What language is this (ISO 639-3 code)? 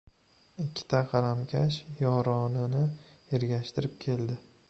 uzb